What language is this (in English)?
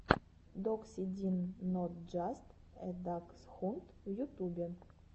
Russian